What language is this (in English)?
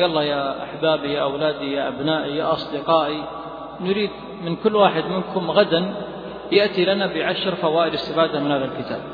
Arabic